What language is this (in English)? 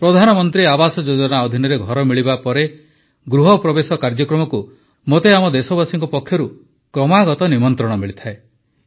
Odia